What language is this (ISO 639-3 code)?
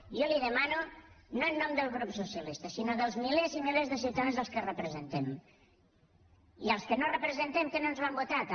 cat